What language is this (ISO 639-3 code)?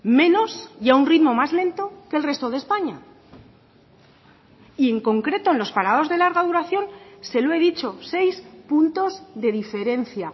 spa